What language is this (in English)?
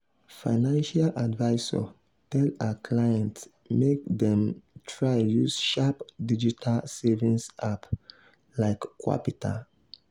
Nigerian Pidgin